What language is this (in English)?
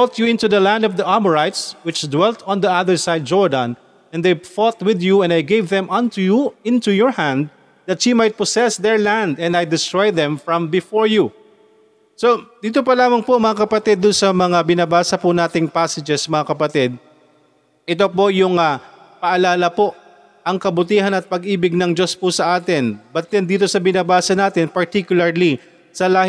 Filipino